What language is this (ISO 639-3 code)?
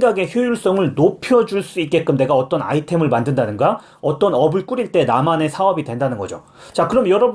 kor